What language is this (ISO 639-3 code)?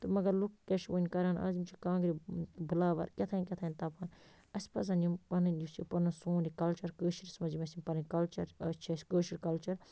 kas